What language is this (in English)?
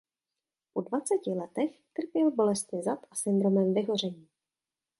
Czech